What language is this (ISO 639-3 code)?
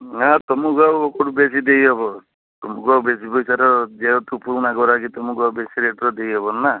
ori